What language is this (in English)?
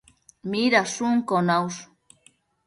Matsés